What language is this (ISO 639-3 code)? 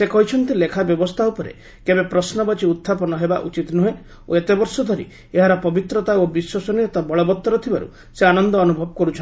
ori